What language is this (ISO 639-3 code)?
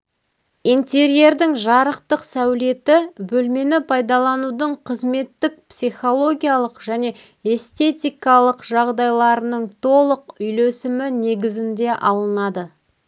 kaz